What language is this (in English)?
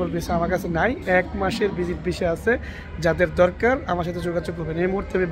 Arabic